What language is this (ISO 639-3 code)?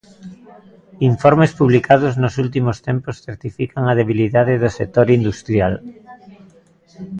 glg